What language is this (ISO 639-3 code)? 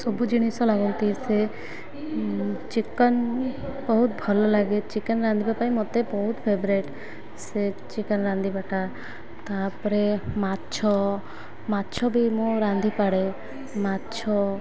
ori